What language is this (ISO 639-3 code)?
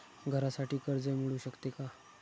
mar